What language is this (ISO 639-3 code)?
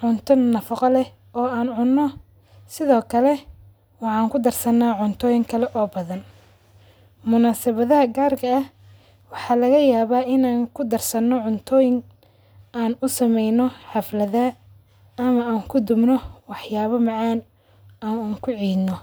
som